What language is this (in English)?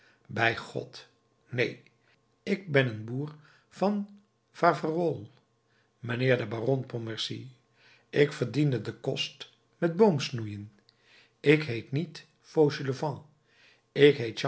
Dutch